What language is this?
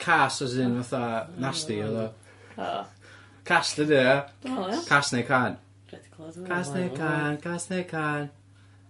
Welsh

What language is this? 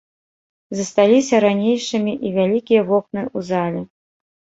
Belarusian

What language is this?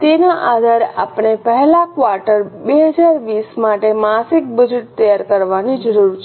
Gujarati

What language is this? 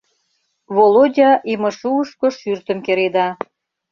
Mari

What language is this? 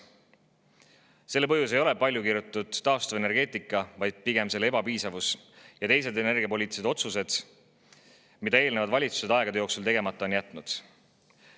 Estonian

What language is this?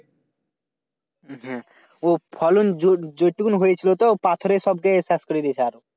Bangla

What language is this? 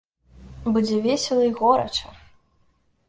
Belarusian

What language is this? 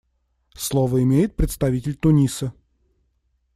Russian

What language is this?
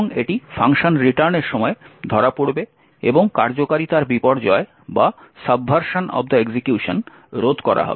Bangla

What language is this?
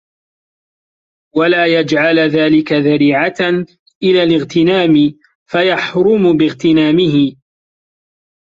Arabic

